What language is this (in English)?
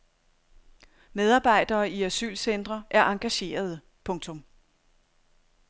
Danish